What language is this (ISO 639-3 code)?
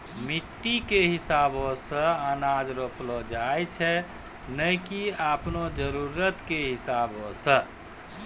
mai